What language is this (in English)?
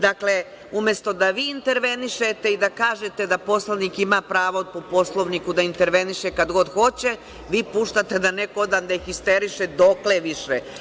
Serbian